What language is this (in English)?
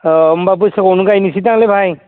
Bodo